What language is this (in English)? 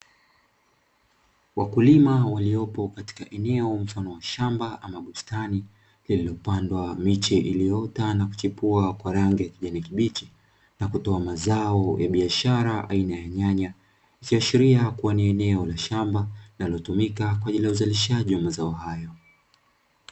Swahili